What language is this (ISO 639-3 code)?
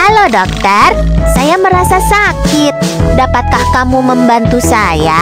ind